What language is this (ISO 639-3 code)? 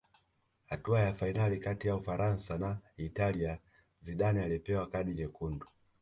swa